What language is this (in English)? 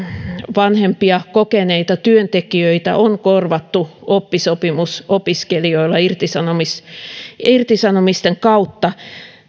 Finnish